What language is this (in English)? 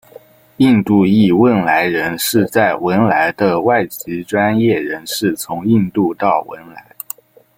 Chinese